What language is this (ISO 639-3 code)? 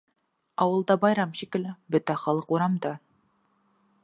bak